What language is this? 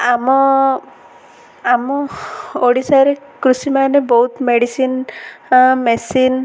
Odia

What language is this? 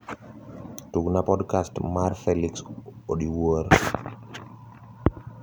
Luo (Kenya and Tanzania)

